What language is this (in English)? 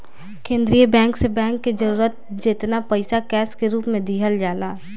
Bhojpuri